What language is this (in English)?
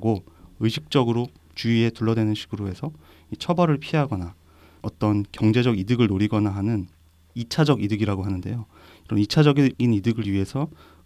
Korean